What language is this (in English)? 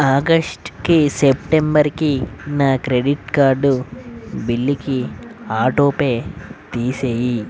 Telugu